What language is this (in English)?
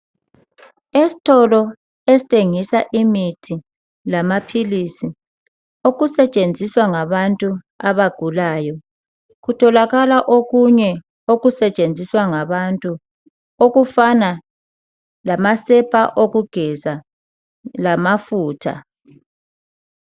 North Ndebele